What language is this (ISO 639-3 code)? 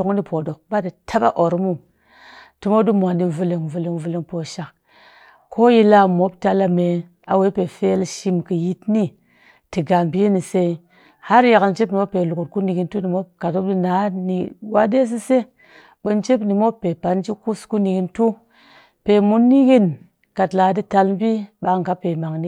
cky